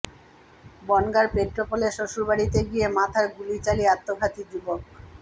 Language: Bangla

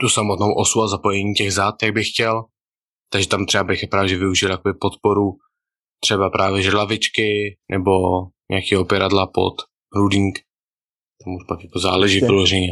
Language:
Czech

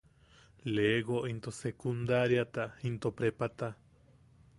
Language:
Yaqui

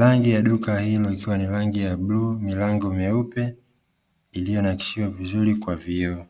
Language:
Swahili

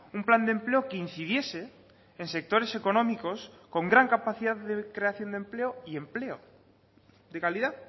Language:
Spanish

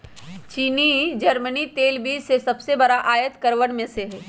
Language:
Magahi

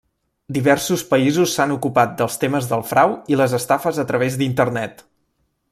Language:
Catalan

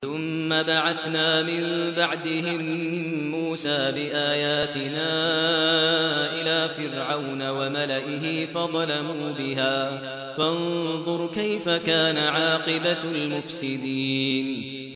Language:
Arabic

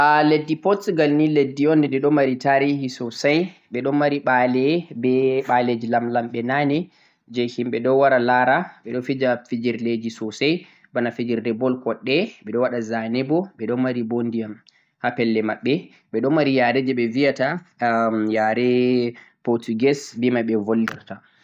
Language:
Central-Eastern Niger Fulfulde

